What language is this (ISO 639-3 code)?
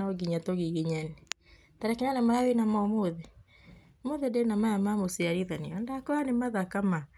kik